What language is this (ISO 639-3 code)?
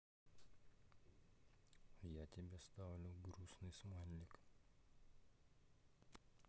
rus